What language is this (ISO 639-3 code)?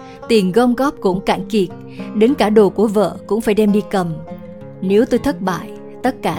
vie